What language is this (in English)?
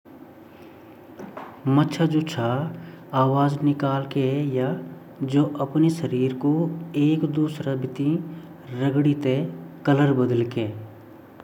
Garhwali